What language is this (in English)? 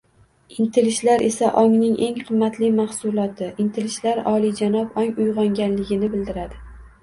Uzbek